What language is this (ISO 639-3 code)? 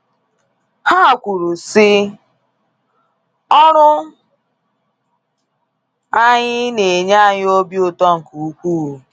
ibo